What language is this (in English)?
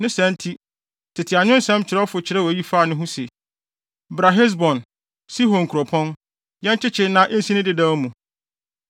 Akan